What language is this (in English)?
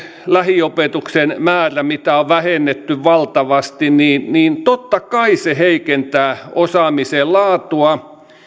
Finnish